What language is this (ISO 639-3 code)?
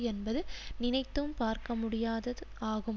tam